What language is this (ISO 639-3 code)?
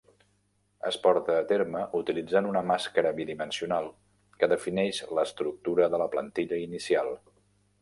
cat